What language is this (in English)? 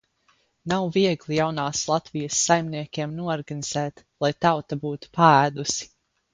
Latvian